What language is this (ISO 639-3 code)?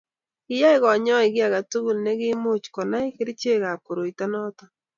kln